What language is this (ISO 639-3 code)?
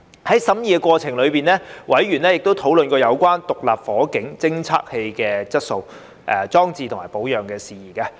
yue